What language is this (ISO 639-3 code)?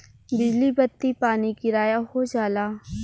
bho